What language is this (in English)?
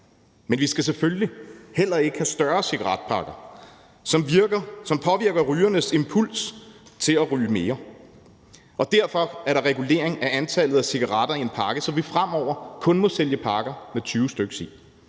Danish